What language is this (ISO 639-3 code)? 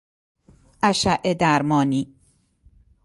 fas